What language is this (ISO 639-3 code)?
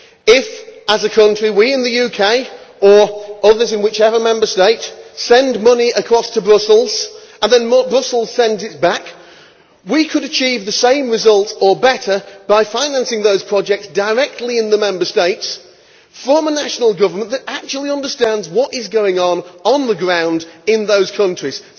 eng